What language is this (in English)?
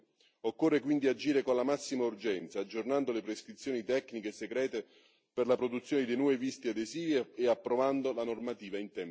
Italian